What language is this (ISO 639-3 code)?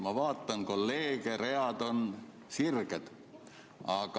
est